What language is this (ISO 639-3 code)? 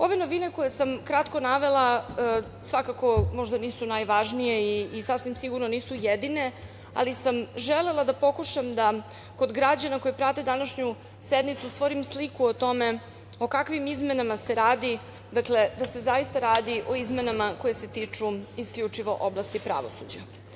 srp